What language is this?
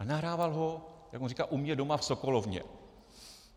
Czech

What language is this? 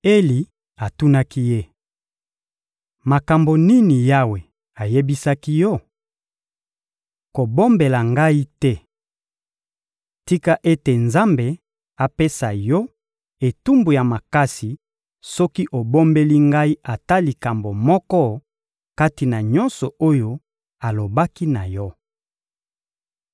Lingala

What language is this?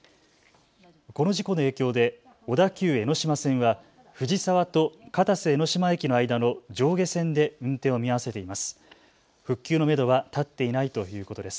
Japanese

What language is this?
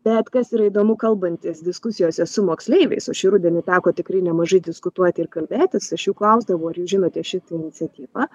Lithuanian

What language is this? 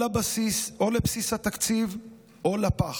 Hebrew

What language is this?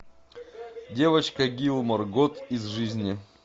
Russian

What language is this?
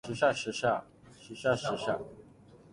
Cantonese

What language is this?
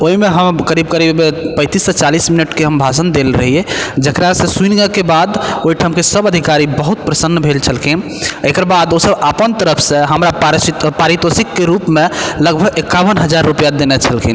Maithili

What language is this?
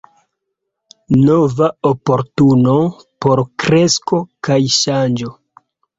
Esperanto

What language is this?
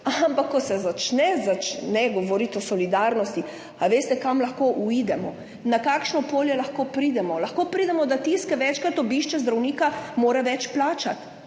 Slovenian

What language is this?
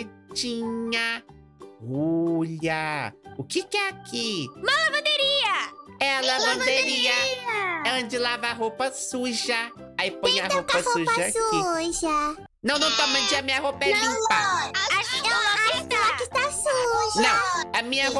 Portuguese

